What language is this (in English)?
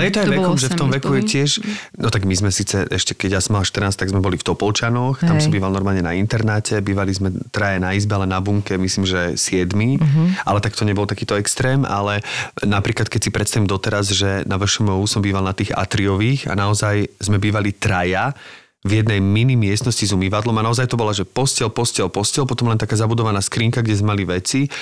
Slovak